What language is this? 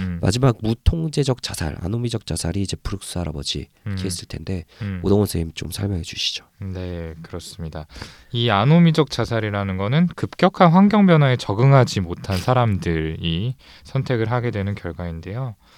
Korean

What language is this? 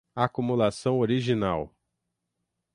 Portuguese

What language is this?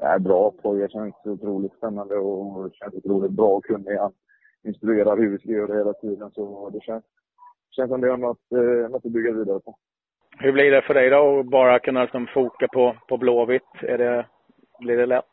Swedish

